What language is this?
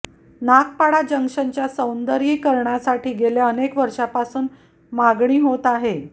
Marathi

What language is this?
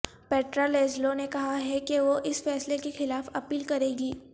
Urdu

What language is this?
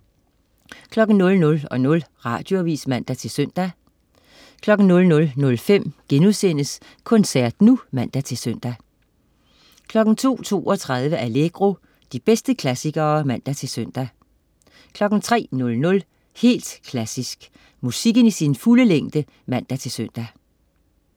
Danish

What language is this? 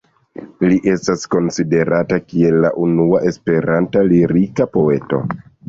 Esperanto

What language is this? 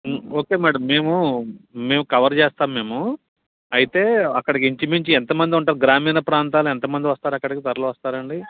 Telugu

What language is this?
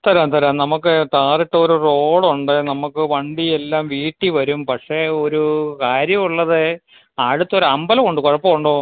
Malayalam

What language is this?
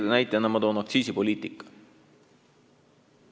Estonian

